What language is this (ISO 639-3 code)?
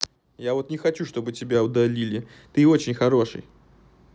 rus